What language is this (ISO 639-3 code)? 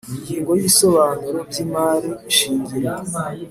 kin